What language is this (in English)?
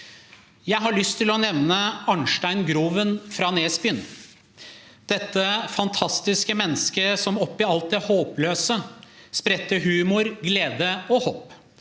Norwegian